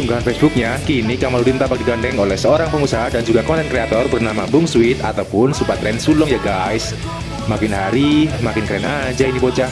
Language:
Indonesian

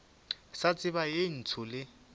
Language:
Northern Sotho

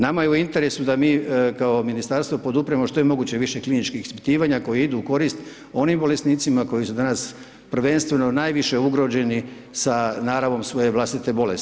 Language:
Croatian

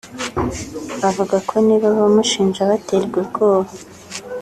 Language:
Kinyarwanda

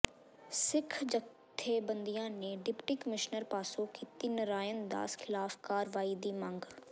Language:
Punjabi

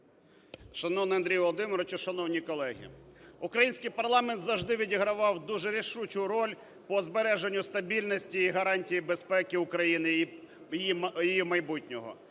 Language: Ukrainian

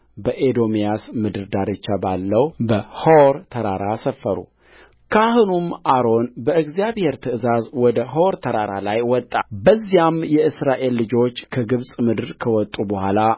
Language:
Amharic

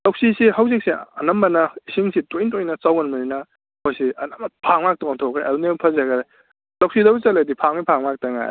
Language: Manipuri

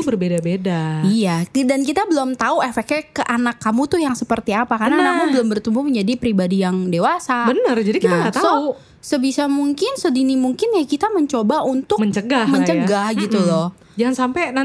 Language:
Indonesian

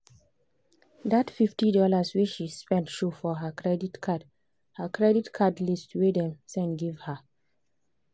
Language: Nigerian Pidgin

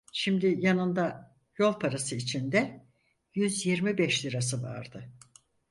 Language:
Turkish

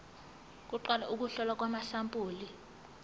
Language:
Zulu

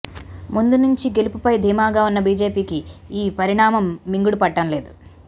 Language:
Telugu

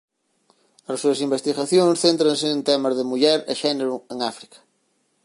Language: Galician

